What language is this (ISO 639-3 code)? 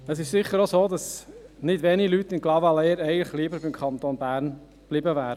gsw